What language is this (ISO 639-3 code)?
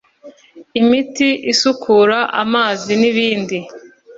kin